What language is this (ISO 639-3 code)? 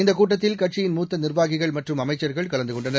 tam